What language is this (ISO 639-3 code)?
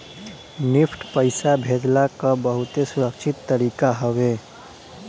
bho